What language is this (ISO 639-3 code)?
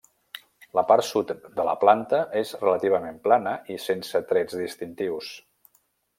cat